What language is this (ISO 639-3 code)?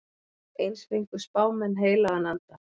isl